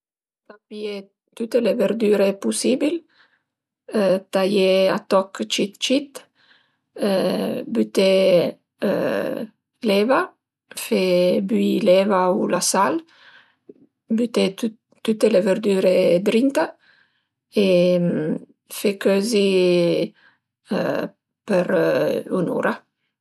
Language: Piedmontese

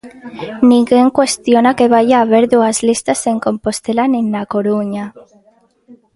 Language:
Galician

